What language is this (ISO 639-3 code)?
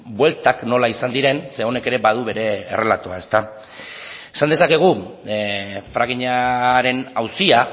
eus